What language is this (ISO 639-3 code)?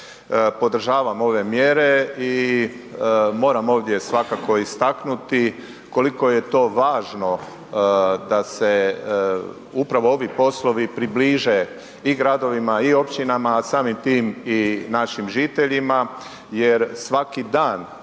hrv